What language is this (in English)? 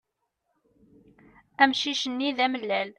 Kabyle